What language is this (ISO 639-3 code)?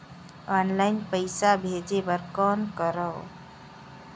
hne